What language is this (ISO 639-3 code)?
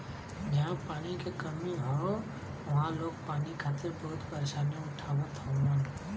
bho